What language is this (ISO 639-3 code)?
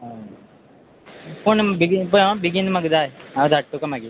kok